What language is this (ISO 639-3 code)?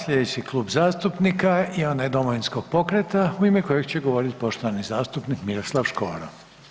hrv